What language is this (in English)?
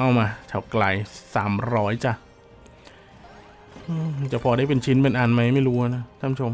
Thai